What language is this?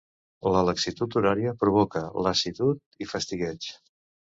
Catalan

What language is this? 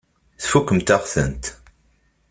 Kabyle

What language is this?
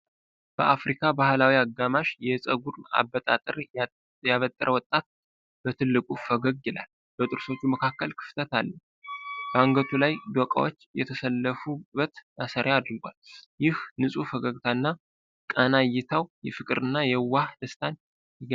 Amharic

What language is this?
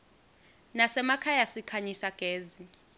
Swati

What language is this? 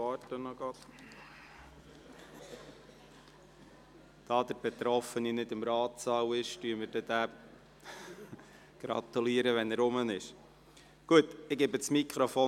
Swiss German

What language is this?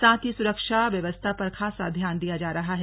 Hindi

